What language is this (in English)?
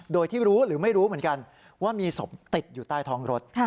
Thai